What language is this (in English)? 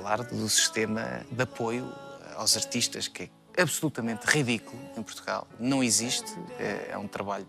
Portuguese